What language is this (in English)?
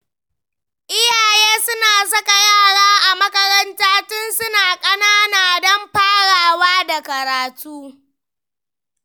Hausa